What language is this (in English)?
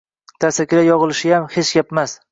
Uzbek